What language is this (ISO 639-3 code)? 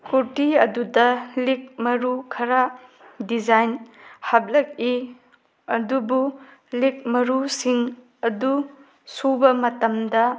mni